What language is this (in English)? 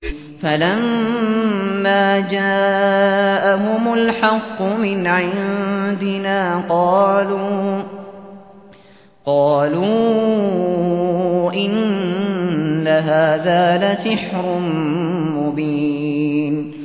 Arabic